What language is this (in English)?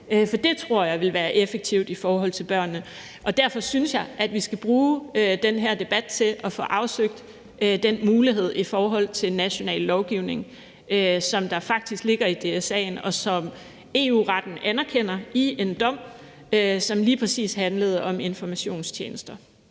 Danish